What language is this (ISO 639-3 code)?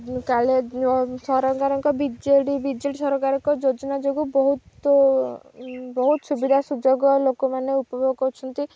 ori